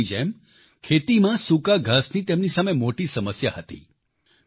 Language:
Gujarati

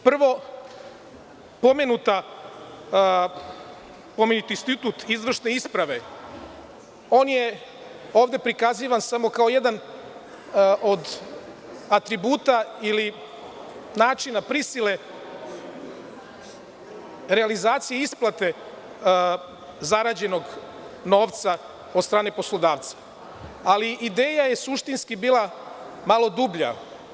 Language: Serbian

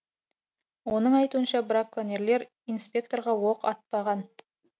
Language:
Kazakh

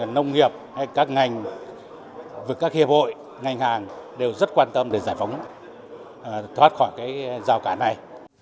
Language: Vietnamese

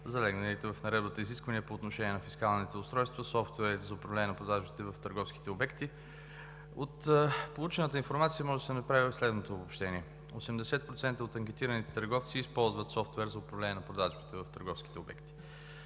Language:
Bulgarian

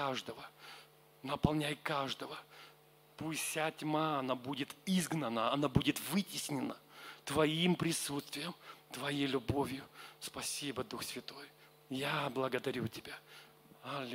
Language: Russian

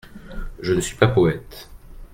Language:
French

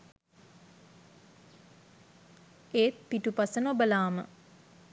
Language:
Sinhala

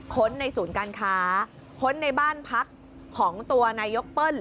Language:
Thai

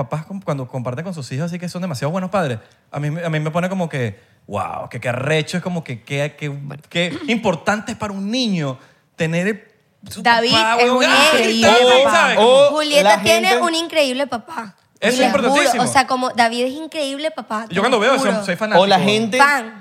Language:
Spanish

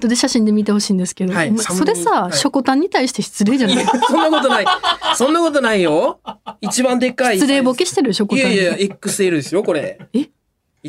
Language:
Japanese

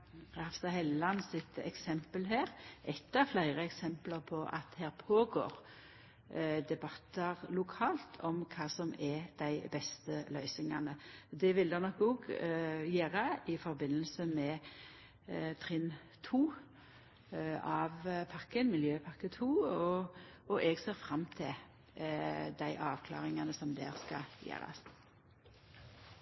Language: Norwegian Nynorsk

